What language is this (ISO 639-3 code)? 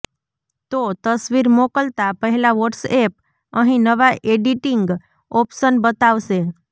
guj